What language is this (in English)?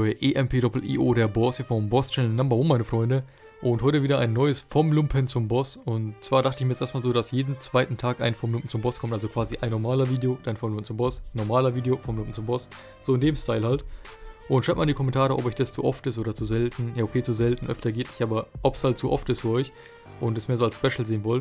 German